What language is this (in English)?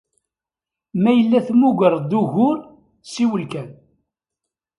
Kabyle